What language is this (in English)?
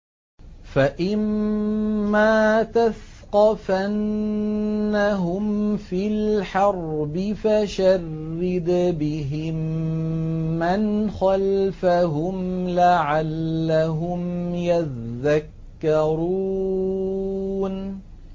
Arabic